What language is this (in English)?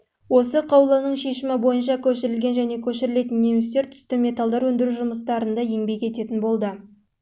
Kazakh